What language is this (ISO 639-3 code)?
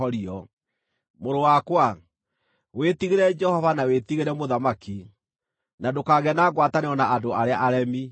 kik